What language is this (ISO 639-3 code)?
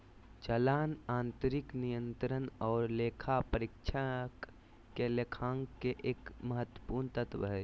mag